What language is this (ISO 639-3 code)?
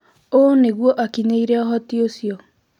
kik